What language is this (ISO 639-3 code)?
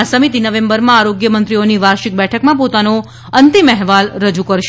guj